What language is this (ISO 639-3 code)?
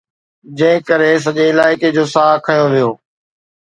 snd